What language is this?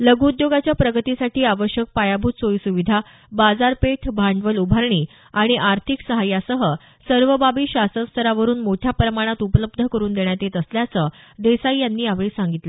Marathi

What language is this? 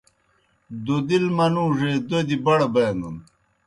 Kohistani Shina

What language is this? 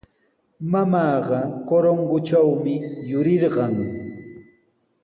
Sihuas Ancash Quechua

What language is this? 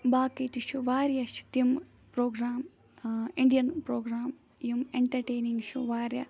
Kashmiri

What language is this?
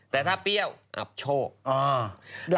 Thai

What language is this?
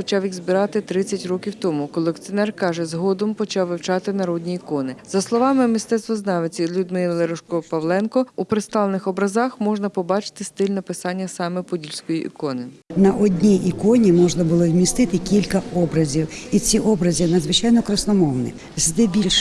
Ukrainian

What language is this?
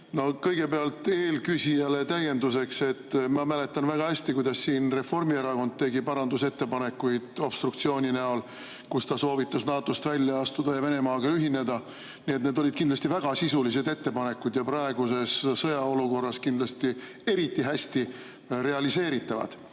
Estonian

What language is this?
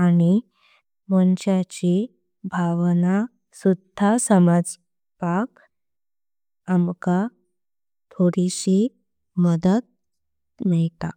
Konkani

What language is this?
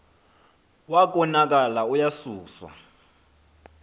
Xhosa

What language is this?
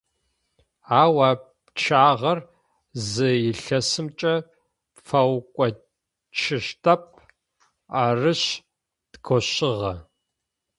Adyghe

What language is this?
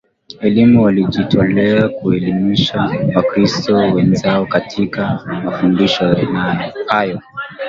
Swahili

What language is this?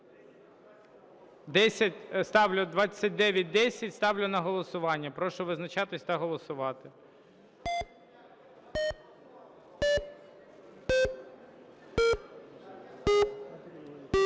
Ukrainian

